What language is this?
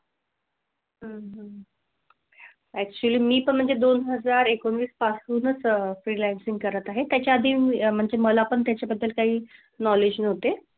Marathi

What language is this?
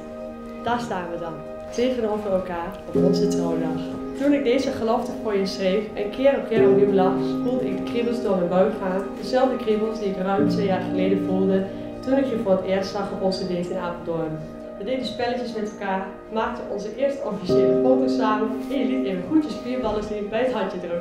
Dutch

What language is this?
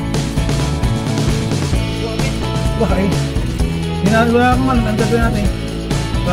Indonesian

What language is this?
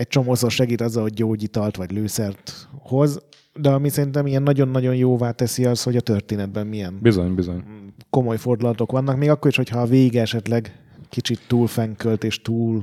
Hungarian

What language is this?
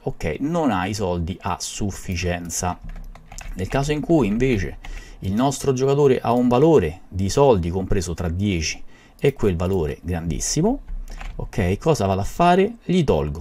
Italian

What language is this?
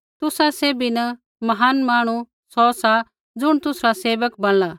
Kullu Pahari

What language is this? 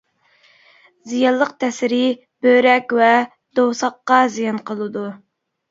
Uyghur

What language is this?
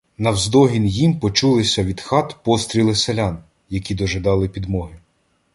Ukrainian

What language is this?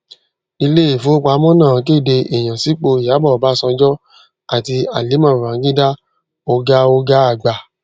Yoruba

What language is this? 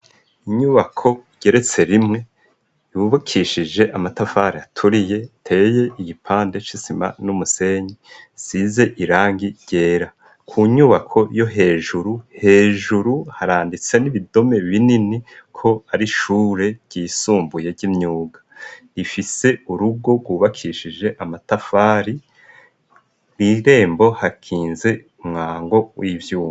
Rundi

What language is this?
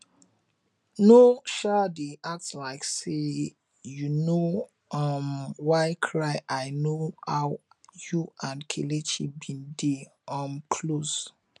Nigerian Pidgin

